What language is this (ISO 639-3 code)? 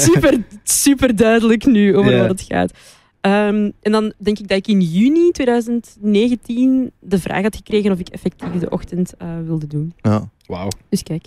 nld